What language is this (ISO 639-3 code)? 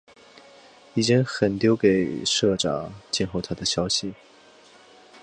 zho